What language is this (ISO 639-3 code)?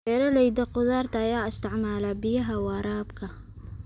som